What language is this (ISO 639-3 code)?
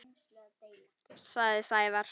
isl